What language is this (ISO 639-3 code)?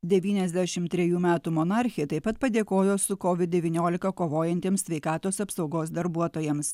lit